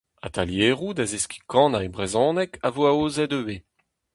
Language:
Breton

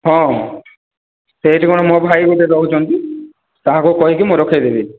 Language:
Odia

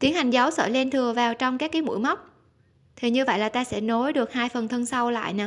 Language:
Vietnamese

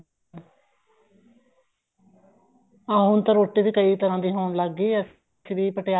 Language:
Punjabi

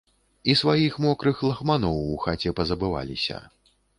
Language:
Belarusian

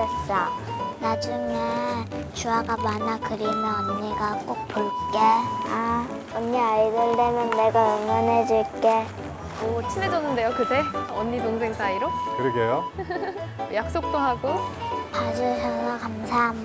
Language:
Korean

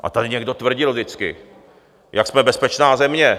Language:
Czech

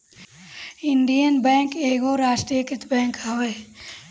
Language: Bhojpuri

